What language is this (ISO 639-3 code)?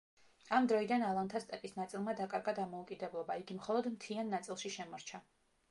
kat